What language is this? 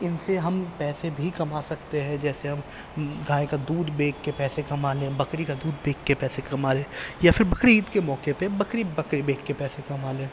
Urdu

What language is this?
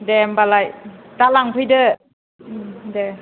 Bodo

